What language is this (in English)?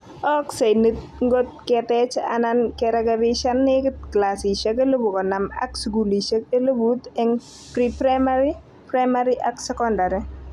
Kalenjin